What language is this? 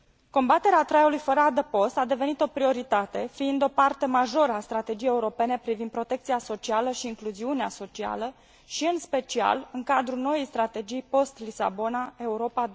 Romanian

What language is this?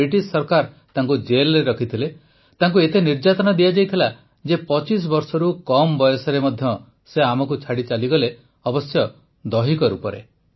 Odia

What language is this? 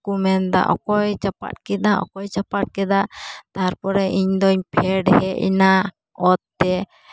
Santali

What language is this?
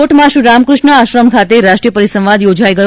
Gujarati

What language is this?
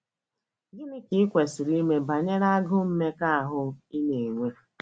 Igbo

